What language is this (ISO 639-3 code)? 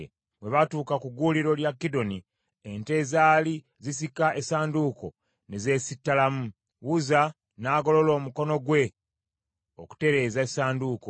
lug